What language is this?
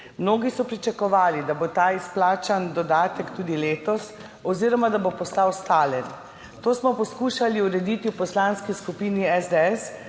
Slovenian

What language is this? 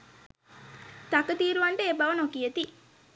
Sinhala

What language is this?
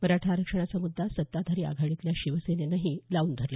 Marathi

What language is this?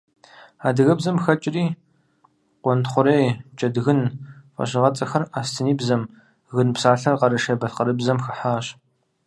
Kabardian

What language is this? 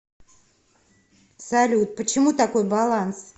Russian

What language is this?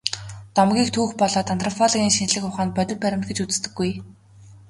Mongolian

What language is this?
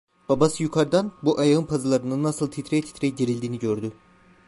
Turkish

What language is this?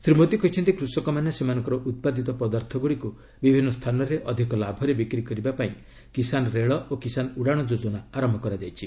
Odia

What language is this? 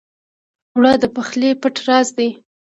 Pashto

